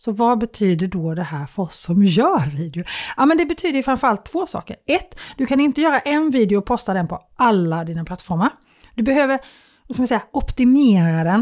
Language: Swedish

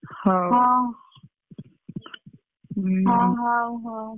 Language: Odia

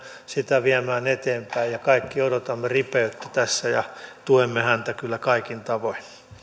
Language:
Finnish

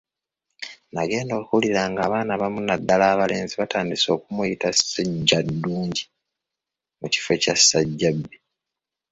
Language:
Ganda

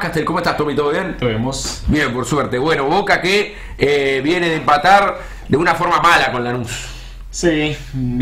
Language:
Spanish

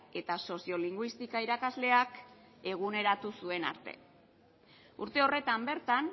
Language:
Basque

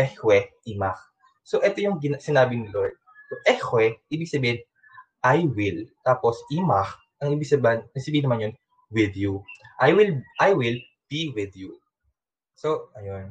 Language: Filipino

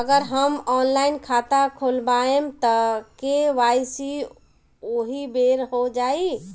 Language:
Bhojpuri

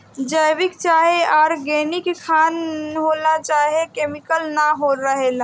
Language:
Bhojpuri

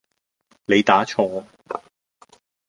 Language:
Cantonese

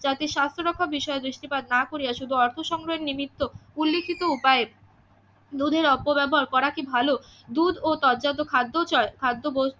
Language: Bangla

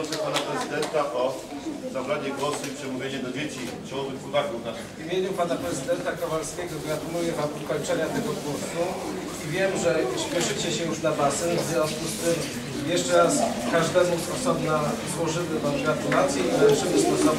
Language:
Polish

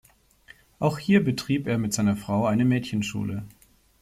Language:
German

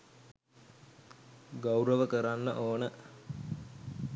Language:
Sinhala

